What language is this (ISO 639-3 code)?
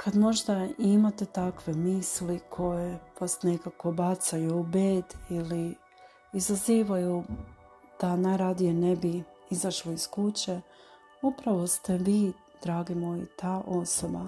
hrv